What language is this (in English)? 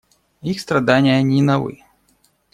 Russian